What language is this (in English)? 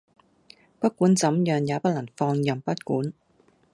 Cantonese